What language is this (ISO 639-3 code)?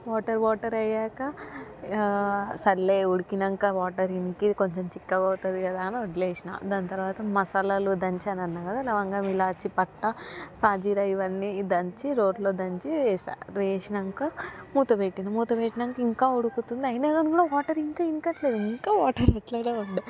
tel